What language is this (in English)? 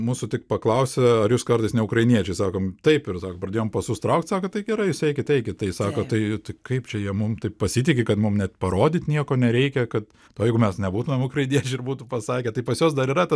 Lithuanian